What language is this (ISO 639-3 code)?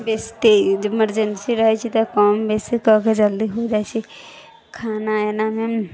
mai